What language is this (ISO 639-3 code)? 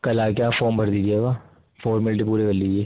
urd